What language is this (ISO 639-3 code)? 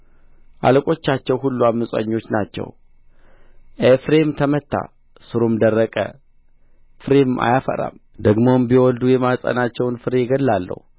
amh